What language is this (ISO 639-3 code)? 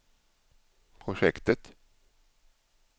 swe